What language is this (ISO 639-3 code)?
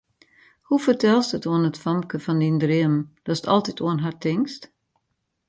fry